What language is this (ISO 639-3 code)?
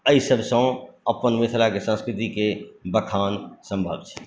mai